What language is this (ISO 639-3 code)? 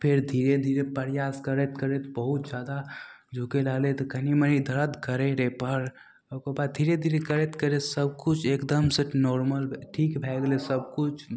mai